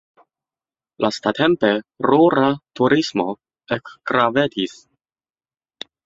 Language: Esperanto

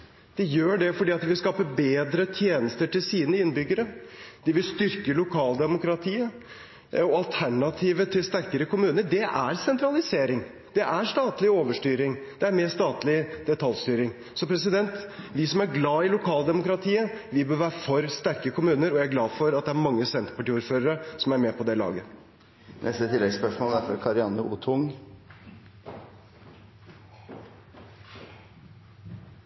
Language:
Norwegian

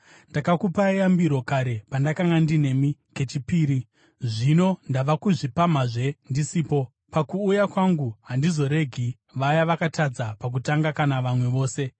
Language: Shona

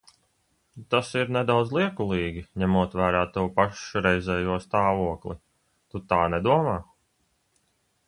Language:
Latvian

